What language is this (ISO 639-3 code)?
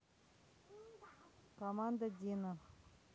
rus